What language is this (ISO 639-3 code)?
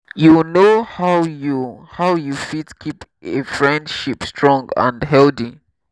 pcm